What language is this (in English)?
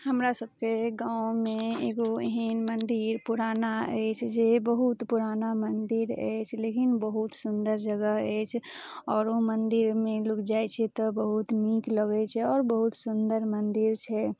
Maithili